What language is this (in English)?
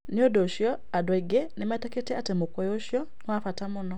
Kikuyu